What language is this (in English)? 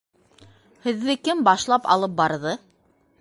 Bashkir